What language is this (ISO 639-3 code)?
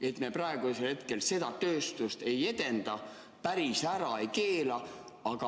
est